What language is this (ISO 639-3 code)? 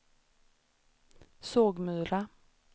swe